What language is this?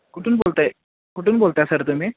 Marathi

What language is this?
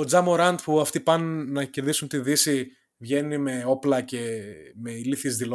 Greek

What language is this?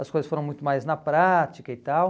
Portuguese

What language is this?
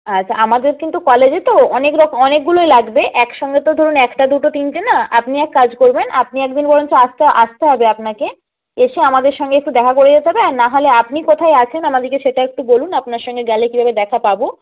Bangla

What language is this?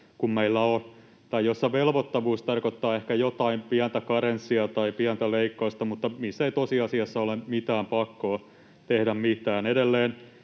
Finnish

